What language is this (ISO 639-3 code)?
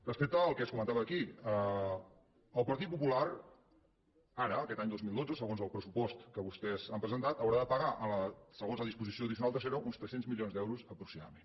cat